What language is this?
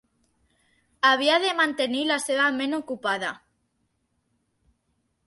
Catalan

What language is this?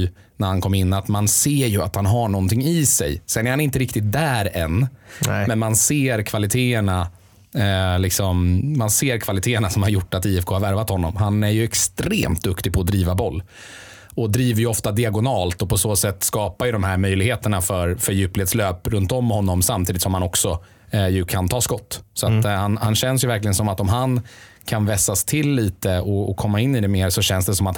Swedish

